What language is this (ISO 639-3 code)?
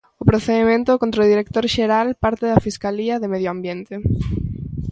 glg